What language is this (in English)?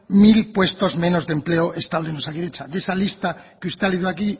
Spanish